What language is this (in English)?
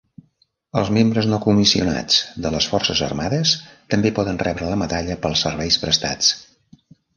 Catalan